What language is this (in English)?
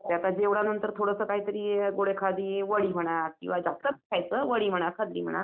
Marathi